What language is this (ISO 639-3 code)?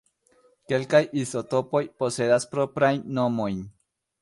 epo